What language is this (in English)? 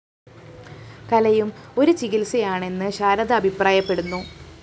Malayalam